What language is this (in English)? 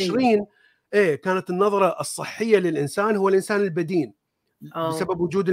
Arabic